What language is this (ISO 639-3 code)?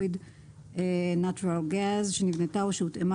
heb